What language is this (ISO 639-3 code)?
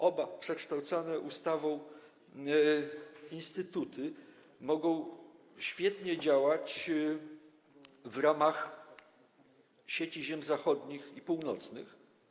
pol